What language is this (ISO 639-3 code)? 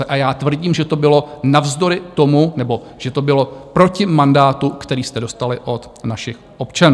ces